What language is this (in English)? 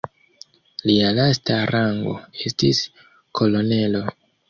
Esperanto